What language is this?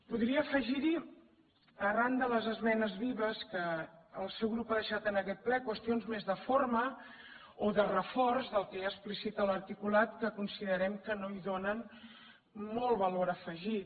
Catalan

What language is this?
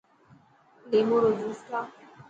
Dhatki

